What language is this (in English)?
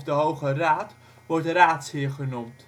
Dutch